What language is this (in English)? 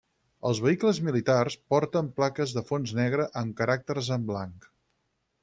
Catalan